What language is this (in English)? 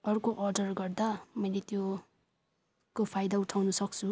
Nepali